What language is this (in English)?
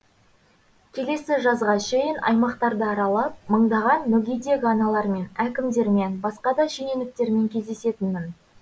Kazakh